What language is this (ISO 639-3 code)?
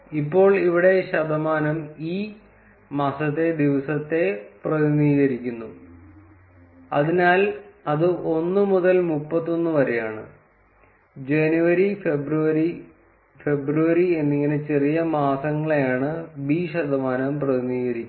mal